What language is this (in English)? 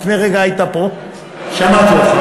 Hebrew